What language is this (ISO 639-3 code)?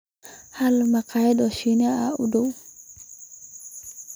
som